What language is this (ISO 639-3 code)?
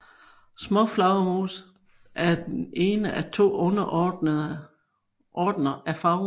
dan